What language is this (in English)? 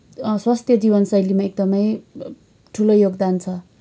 Nepali